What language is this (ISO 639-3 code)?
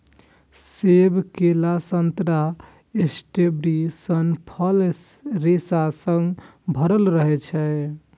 mai